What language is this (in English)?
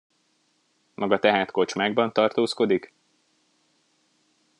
Hungarian